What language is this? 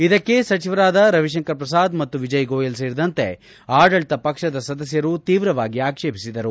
Kannada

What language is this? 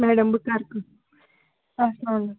Kashmiri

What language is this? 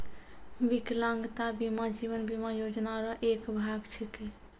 Maithili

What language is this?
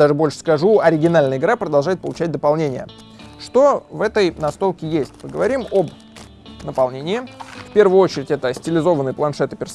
Russian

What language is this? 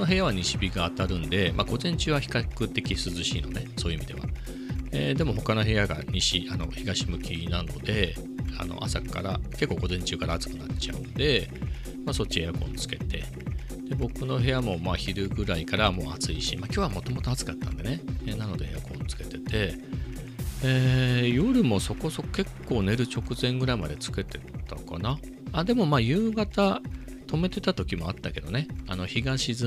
Japanese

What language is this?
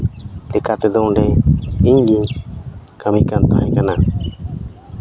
Santali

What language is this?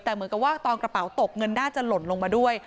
Thai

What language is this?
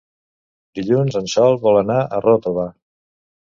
Catalan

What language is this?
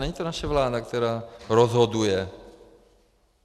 Czech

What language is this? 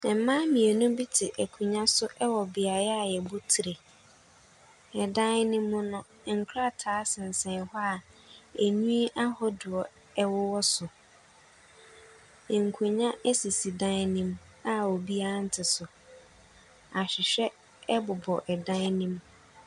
Akan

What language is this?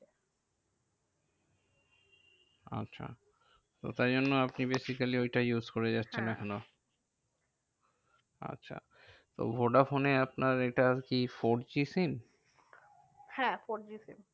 Bangla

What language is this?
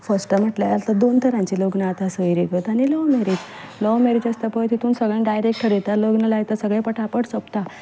Konkani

